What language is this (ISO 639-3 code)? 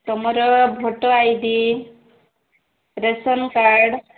ori